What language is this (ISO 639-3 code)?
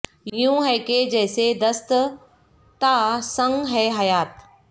urd